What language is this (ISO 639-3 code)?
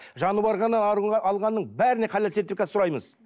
kaz